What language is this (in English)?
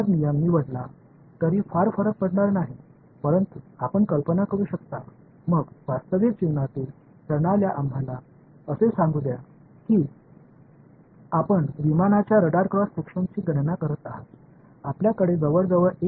Tamil